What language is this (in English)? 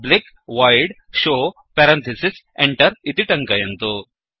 Sanskrit